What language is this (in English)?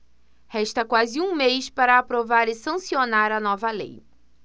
Portuguese